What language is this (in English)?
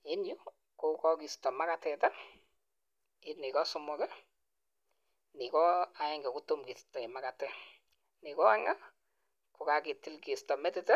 Kalenjin